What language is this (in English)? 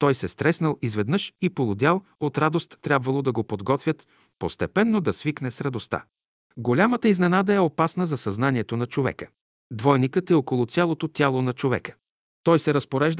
Bulgarian